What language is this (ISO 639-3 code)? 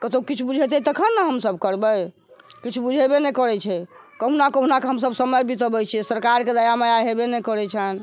mai